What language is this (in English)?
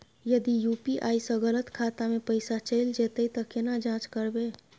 Maithili